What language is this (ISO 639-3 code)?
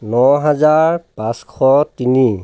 asm